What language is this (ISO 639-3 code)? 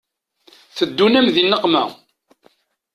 kab